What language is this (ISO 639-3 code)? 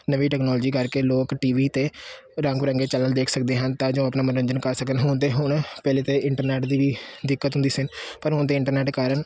pan